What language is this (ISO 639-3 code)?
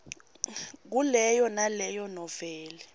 ssw